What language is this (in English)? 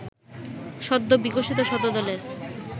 Bangla